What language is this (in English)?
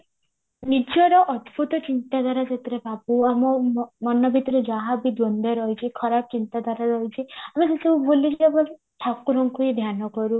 Odia